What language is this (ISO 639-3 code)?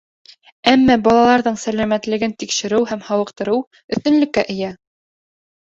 bak